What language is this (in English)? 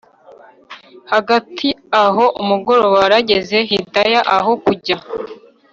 Kinyarwanda